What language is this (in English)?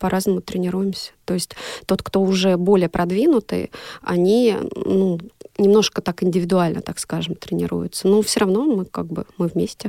Russian